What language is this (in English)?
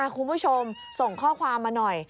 Thai